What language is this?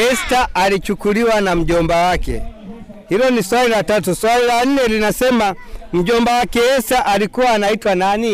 Swahili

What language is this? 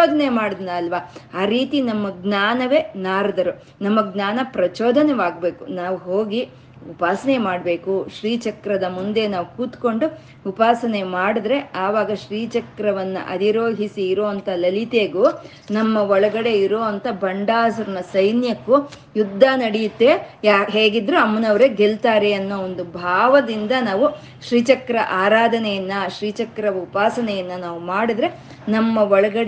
Kannada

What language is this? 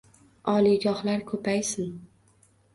Uzbek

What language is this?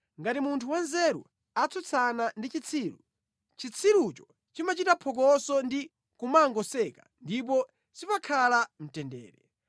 Nyanja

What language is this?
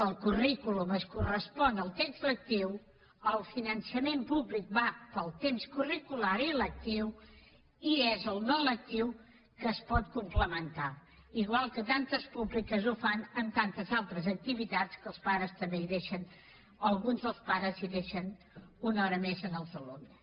Catalan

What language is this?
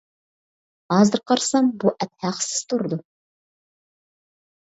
Uyghur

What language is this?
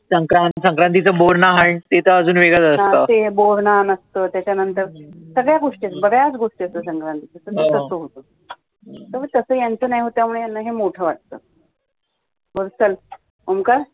Marathi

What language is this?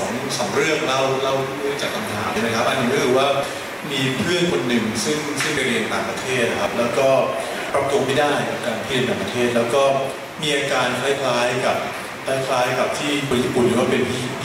Thai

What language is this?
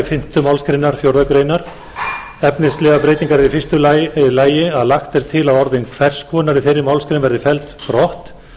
Icelandic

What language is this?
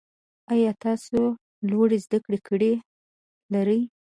Pashto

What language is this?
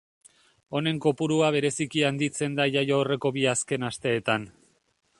Basque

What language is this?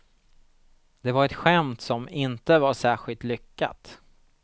Swedish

